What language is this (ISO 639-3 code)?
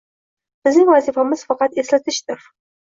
uzb